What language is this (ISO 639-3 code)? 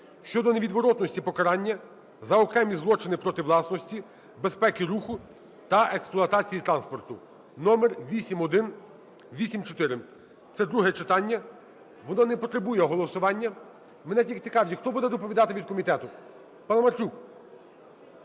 ukr